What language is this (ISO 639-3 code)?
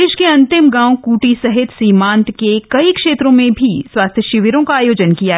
hin